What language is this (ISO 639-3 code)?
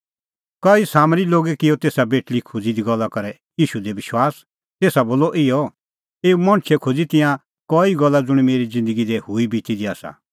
kfx